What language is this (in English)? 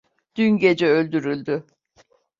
Turkish